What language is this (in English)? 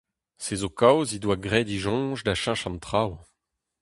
Breton